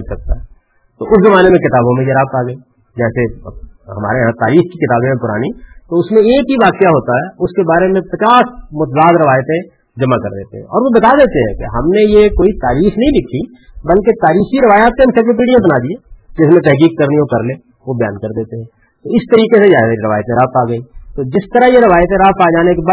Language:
Urdu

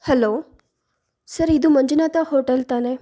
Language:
Kannada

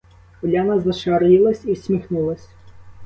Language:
Ukrainian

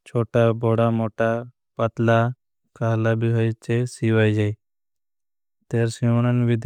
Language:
Bhili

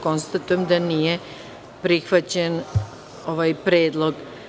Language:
Serbian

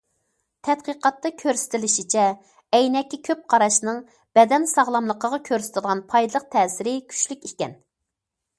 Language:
Uyghur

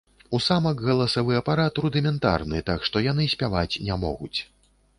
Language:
Belarusian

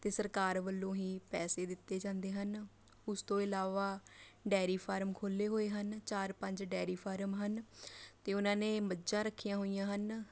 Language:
Punjabi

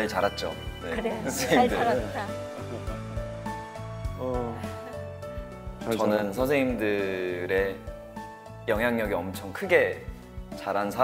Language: Korean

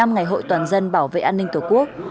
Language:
Vietnamese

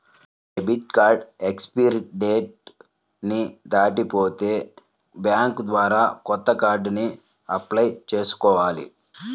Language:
Telugu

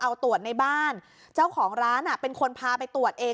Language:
Thai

